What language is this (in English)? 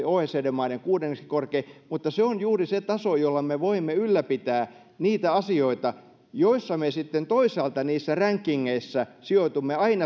Finnish